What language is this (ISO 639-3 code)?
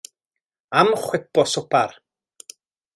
cym